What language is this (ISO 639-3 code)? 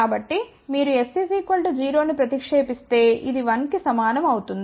tel